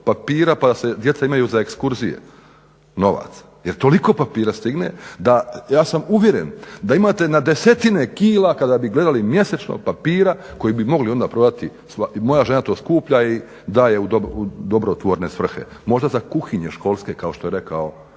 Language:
Croatian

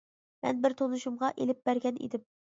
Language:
Uyghur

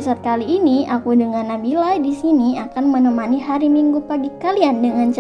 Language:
Indonesian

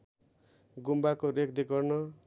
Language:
Nepali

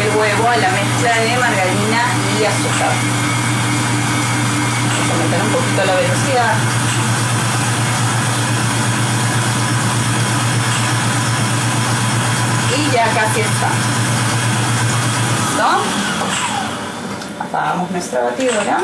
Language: Spanish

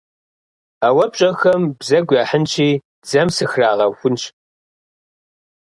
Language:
Kabardian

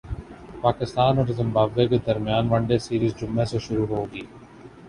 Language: Urdu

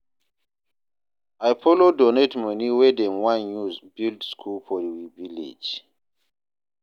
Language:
Nigerian Pidgin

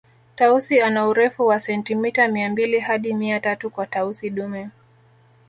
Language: Swahili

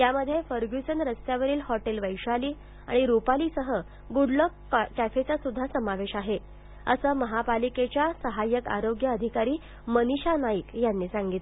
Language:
Marathi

